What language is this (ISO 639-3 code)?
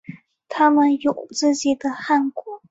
zho